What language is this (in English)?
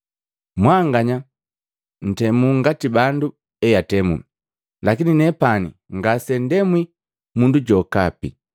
Matengo